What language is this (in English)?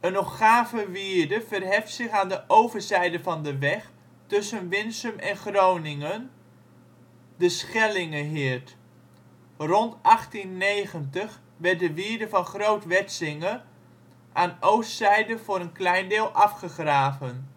Dutch